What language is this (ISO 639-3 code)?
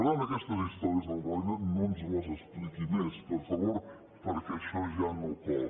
cat